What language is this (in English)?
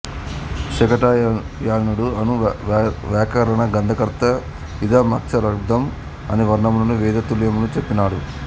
Telugu